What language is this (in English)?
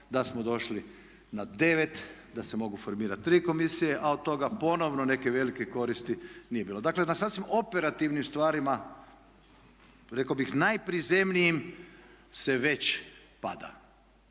Croatian